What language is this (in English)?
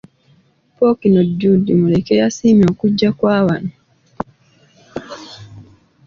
Ganda